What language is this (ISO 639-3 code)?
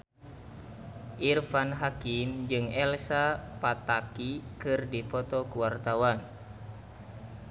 sun